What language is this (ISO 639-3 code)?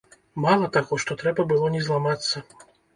bel